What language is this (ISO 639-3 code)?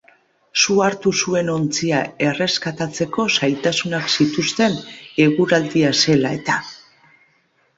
eus